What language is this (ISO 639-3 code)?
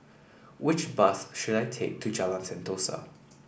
eng